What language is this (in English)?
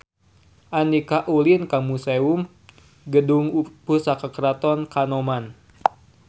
Sundanese